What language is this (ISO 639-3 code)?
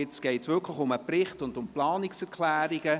gsw